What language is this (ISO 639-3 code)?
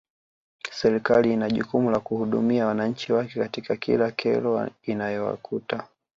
swa